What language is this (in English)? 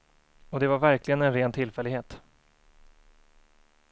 Swedish